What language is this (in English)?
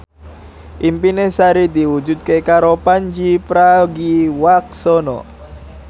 Javanese